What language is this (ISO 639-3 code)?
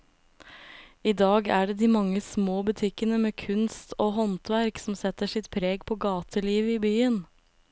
nor